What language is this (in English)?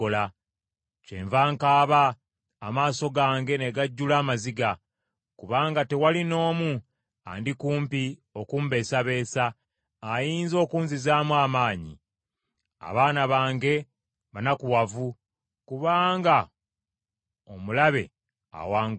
Ganda